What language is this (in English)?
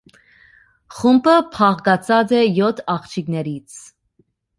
Armenian